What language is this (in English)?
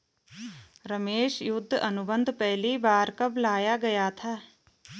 Hindi